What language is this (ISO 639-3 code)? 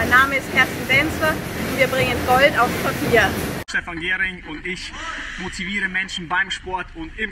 deu